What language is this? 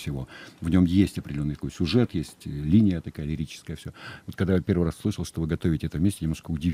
Russian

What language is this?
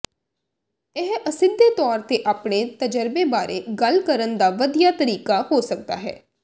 Punjabi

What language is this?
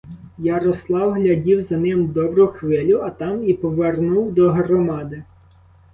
Ukrainian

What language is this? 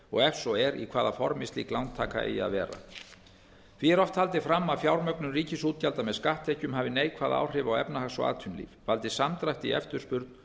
Icelandic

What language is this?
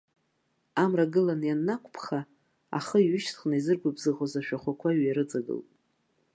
Abkhazian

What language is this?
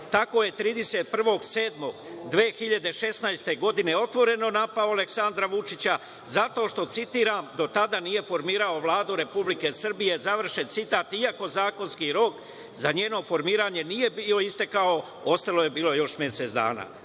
Serbian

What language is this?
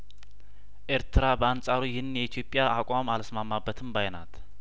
Amharic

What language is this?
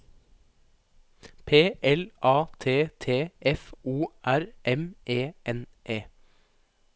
Norwegian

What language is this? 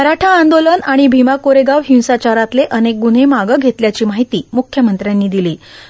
Marathi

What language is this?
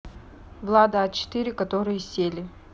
Russian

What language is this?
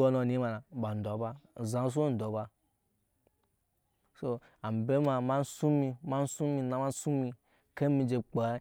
Nyankpa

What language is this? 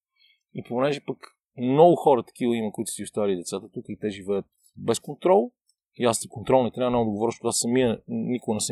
Bulgarian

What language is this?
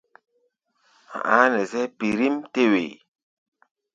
Gbaya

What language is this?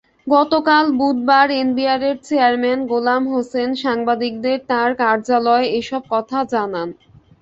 Bangla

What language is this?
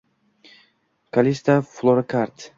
Uzbek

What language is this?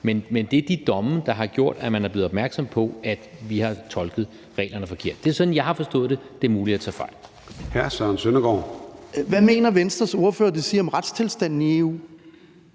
Danish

